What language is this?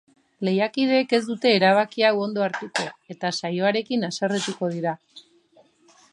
Basque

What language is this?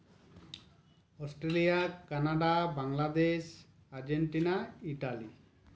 Santali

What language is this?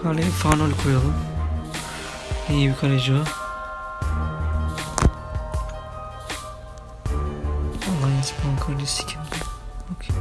Turkish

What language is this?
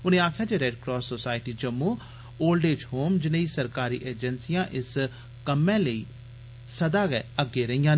Dogri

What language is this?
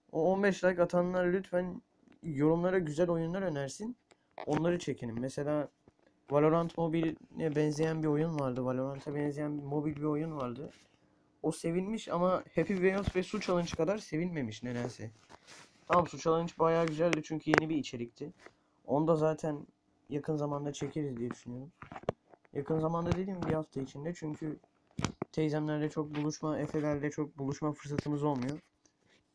Turkish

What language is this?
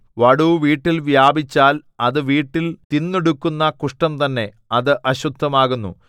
Malayalam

